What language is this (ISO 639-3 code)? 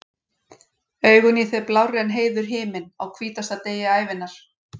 isl